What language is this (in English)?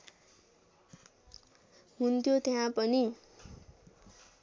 Nepali